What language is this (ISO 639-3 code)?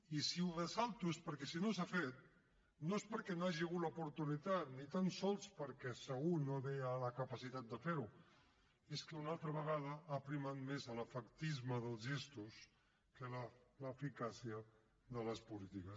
cat